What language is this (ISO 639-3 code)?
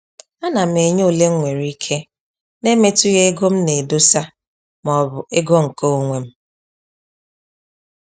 ibo